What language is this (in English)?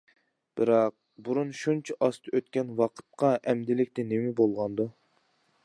Uyghur